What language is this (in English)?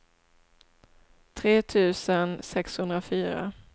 Swedish